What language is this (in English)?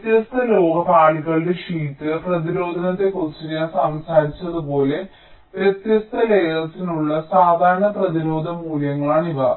Malayalam